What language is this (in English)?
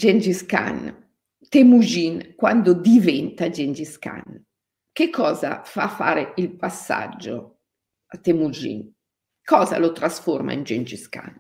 Italian